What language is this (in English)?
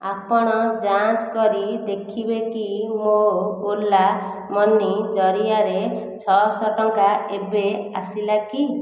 Odia